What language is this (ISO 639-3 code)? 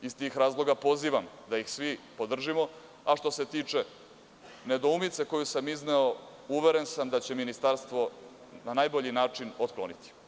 srp